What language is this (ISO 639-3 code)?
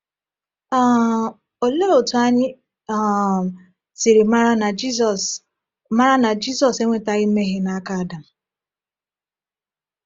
ibo